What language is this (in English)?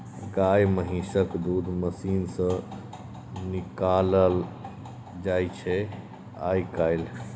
Maithili